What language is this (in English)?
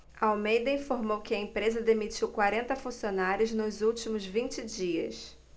Portuguese